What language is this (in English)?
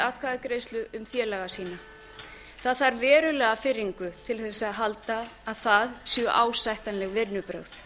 Icelandic